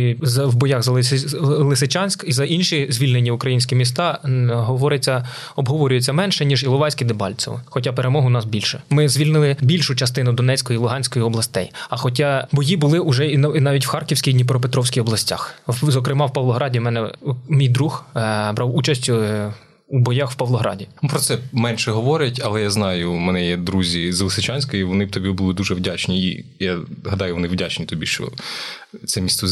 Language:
Ukrainian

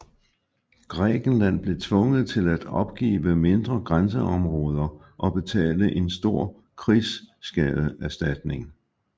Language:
Danish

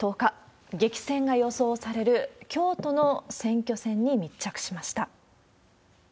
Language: Japanese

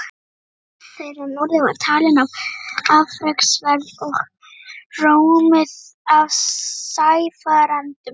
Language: Icelandic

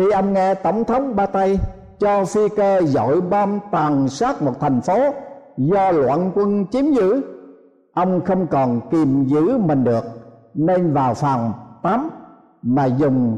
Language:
Vietnamese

